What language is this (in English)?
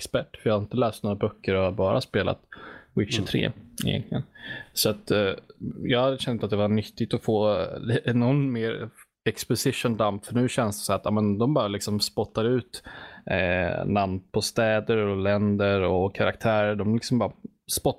Swedish